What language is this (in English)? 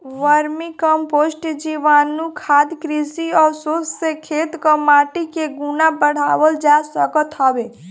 Bhojpuri